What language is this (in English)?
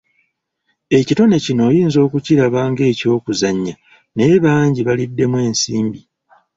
Ganda